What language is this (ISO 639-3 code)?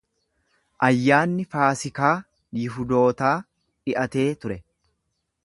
orm